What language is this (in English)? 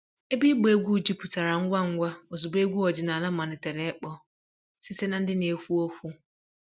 Igbo